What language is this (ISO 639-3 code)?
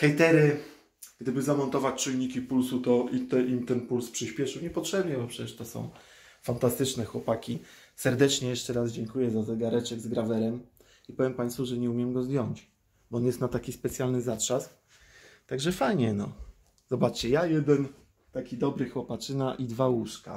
pol